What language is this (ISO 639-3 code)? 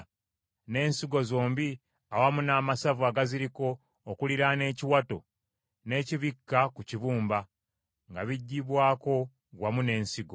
lug